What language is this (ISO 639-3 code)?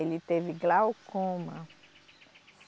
por